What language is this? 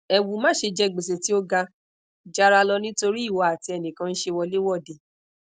Yoruba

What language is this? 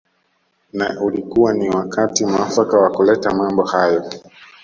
Swahili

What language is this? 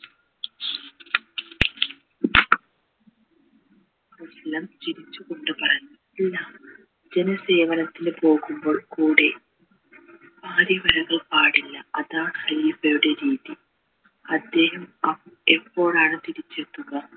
Malayalam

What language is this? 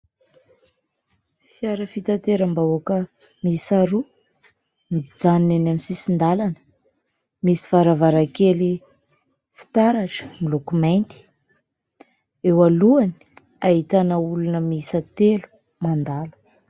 Malagasy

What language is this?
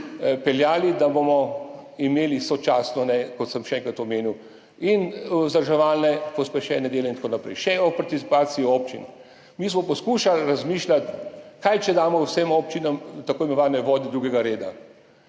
Slovenian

